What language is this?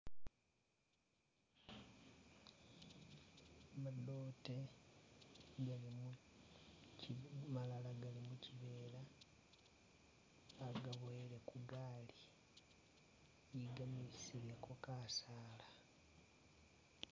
Masaaba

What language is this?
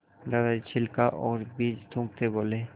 Hindi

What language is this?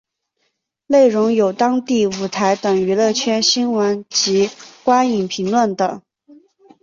Chinese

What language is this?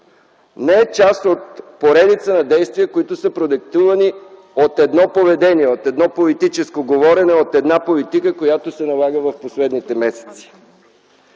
Bulgarian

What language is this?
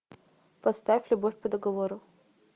Russian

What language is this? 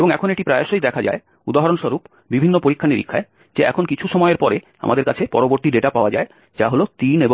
Bangla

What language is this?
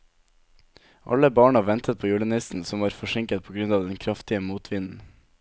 Norwegian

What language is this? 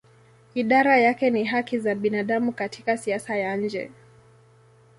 Swahili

